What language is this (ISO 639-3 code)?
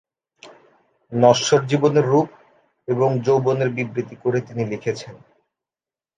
ben